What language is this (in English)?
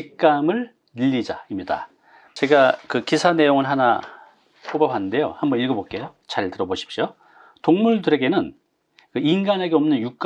Korean